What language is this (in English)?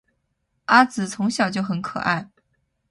Chinese